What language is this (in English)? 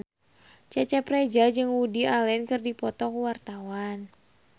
Sundanese